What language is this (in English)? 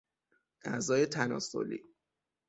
Persian